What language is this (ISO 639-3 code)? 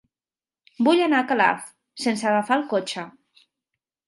cat